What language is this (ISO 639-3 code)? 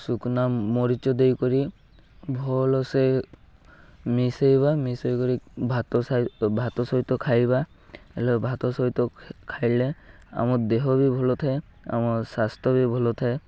ori